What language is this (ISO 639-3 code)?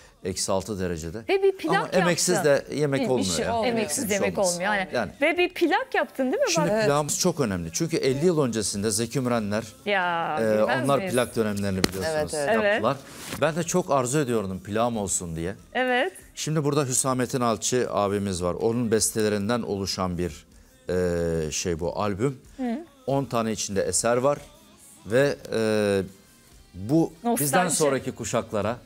tur